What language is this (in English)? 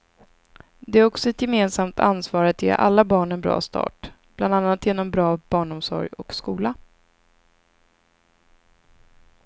Swedish